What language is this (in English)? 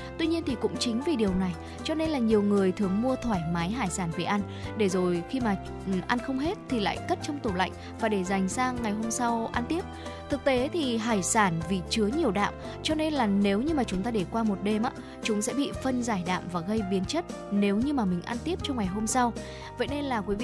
Vietnamese